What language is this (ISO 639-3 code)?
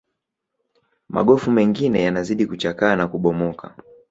swa